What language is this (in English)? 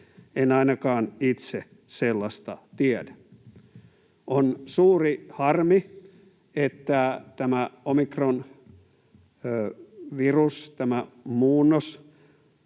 Finnish